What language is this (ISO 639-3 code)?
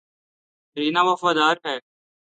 urd